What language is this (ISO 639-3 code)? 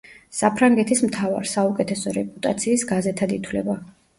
kat